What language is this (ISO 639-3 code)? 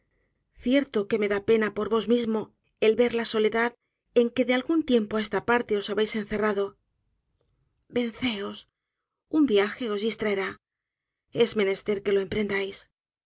spa